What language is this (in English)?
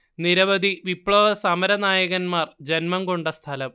Malayalam